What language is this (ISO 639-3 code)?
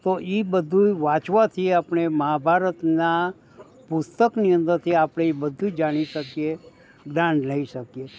guj